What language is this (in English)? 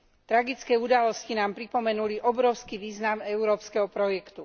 Slovak